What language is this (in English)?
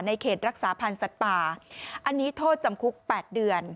Thai